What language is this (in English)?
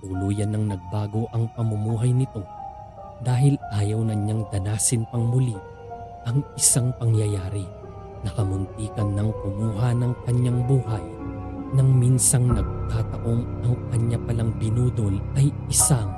Filipino